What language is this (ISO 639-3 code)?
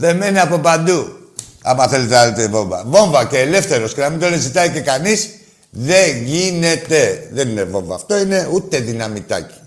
ell